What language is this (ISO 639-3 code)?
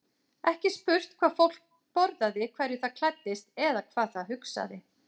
isl